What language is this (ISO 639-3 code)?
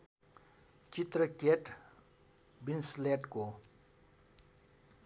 nep